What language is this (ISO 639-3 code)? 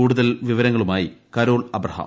mal